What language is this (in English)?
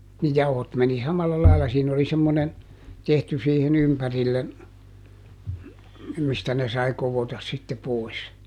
Finnish